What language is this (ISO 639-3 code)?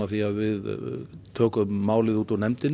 isl